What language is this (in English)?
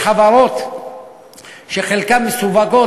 Hebrew